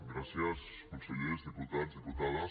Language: Catalan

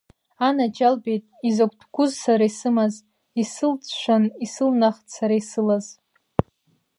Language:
Abkhazian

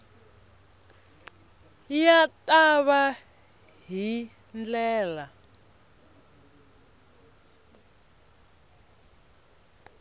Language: Tsonga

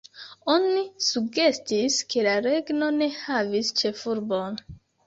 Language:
Esperanto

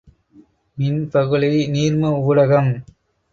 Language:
Tamil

